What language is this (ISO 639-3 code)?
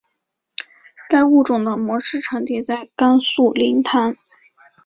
zho